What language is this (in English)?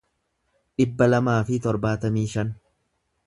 Oromo